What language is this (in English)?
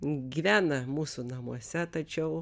Lithuanian